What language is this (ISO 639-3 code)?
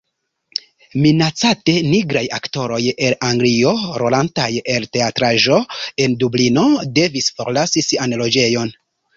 epo